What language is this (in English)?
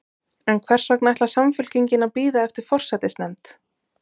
Icelandic